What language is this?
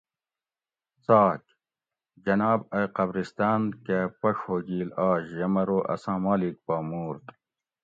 Gawri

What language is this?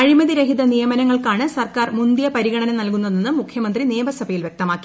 Malayalam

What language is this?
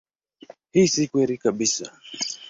Swahili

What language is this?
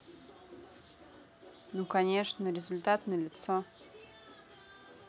Russian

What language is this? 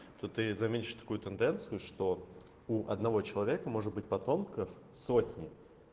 Russian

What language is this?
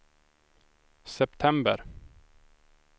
Swedish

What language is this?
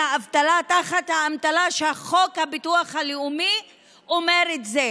Hebrew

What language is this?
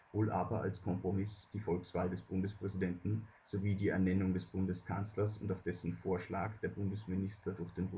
German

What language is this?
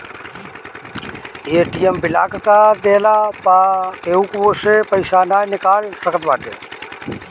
Bhojpuri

